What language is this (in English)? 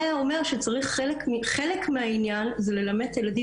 Hebrew